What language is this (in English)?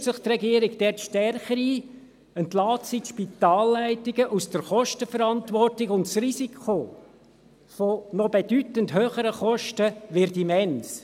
Swiss German